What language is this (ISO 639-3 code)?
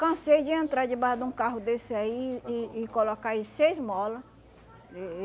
por